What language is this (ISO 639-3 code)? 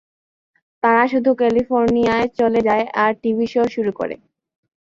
ben